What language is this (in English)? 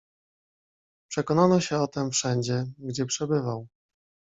Polish